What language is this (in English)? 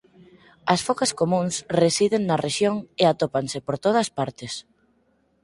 Galician